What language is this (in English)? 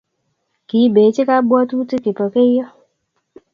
Kalenjin